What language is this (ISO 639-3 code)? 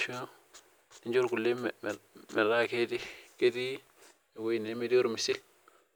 mas